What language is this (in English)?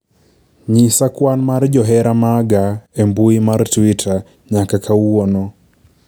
Luo (Kenya and Tanzania)